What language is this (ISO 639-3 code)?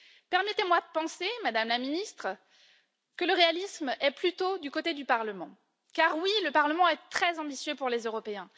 fra